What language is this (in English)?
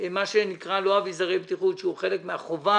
Hebrew